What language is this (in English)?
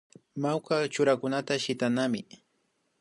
Imbabura Highland Quichua